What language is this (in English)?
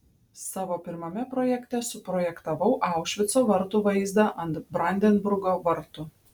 Lithuanian